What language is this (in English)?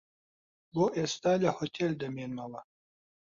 Central Kurdish